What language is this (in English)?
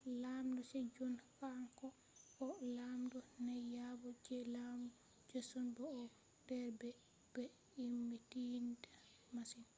Fula